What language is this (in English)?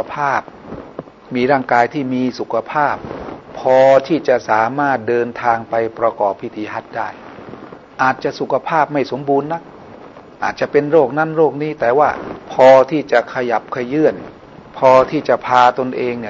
Thai